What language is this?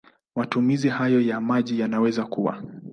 Swahili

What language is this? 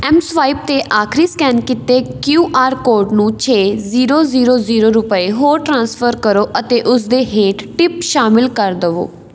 Punjabi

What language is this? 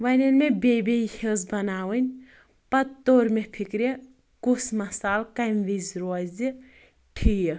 Kashmiri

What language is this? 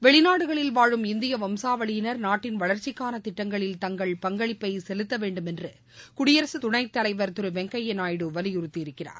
Tamil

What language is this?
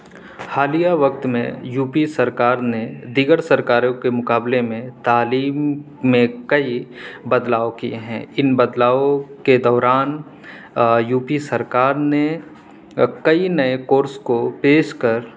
Urdu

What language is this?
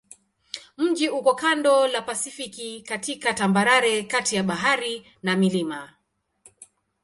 Swahili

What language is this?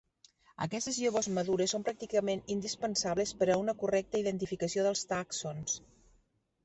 Catalan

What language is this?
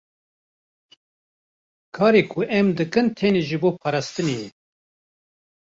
Kurdish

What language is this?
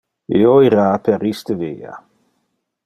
Interlingua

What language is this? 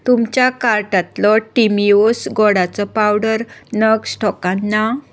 Konkani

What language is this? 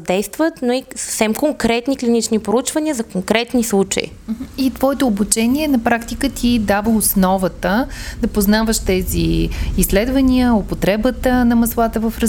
Bulgarian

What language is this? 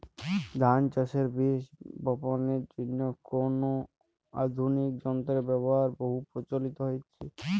Bangla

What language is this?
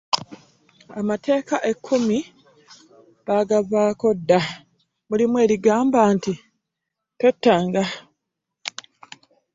Ganda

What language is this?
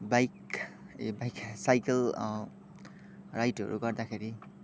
Nepali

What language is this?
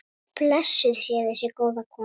Icelandic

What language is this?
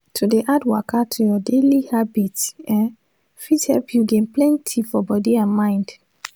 Nigerian Pidgin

